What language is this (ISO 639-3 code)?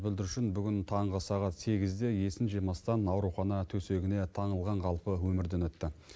kaz